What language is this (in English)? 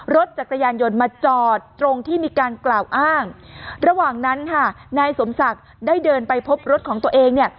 Thai